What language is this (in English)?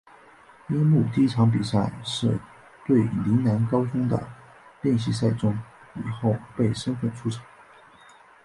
Chinese